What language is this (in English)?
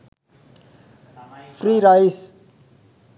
Sinhala